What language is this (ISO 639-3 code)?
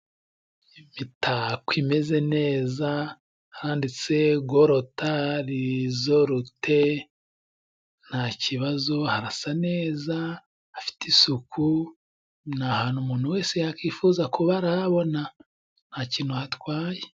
kin